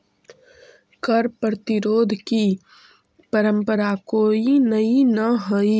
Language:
Magahi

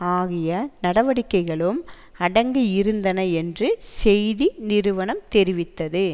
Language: Tamil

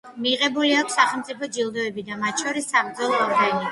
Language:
Georgian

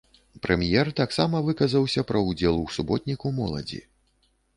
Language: Belarusian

